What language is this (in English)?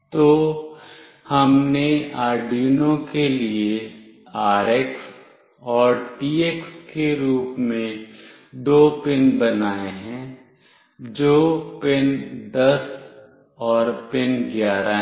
Hindi